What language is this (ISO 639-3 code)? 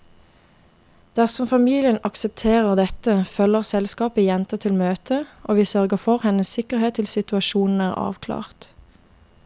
nor